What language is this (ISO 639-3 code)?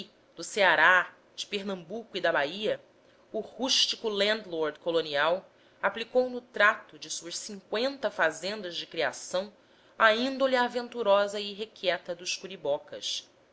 por